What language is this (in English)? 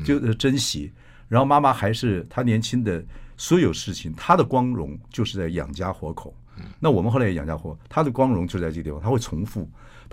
Chinese